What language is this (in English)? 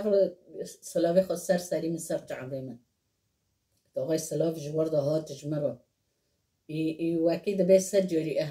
Persian